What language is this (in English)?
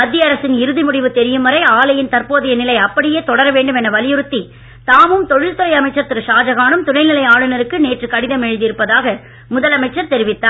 Tamil